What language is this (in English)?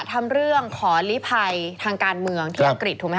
Thai